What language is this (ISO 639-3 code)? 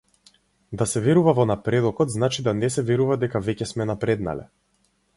mkd